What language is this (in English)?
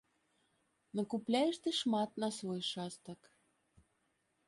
Belarusian